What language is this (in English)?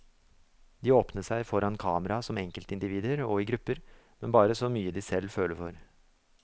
Norwegian